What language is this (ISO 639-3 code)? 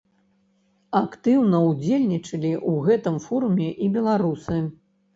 bel